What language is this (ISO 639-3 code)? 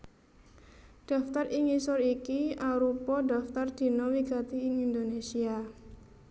jav